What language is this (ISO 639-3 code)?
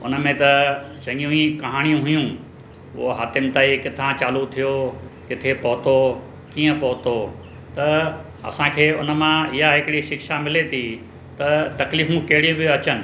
snd